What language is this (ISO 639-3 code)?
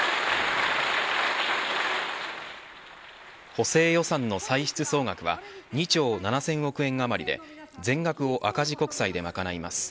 jpn